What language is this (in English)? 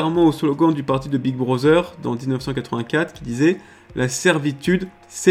French